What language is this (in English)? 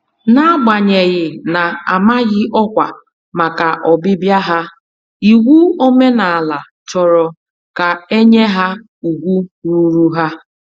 Igbo